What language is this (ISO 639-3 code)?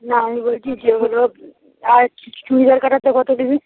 ben